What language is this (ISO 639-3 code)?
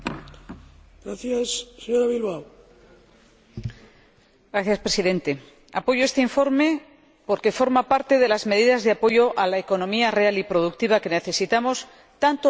spa